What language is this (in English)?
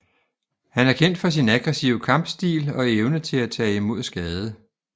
Danish